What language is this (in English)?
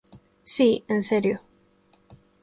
Galician